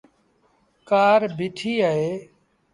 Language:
Sindhi Bhil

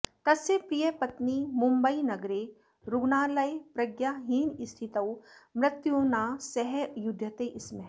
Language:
Sanskrit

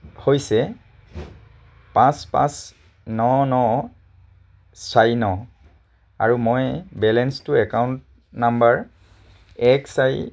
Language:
Assamese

